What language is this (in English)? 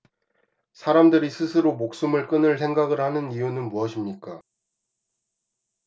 Korean